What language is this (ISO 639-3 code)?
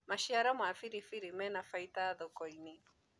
kik